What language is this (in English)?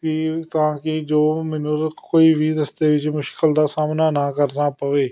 Punjabi